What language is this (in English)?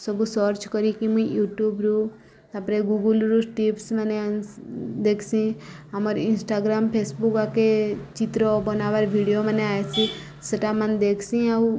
Odia